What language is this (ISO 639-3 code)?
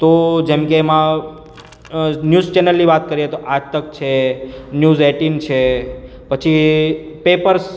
guj